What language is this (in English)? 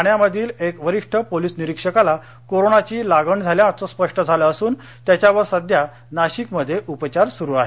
Marathi